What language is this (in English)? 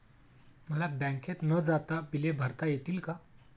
Marathi